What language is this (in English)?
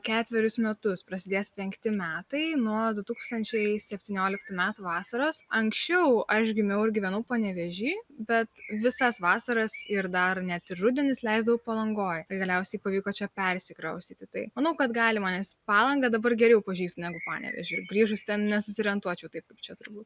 Lithuanian